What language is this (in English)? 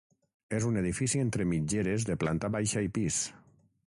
Catalan